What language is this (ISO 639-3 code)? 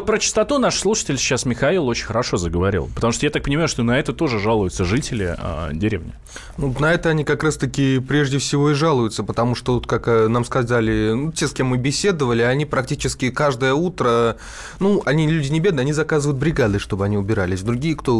rus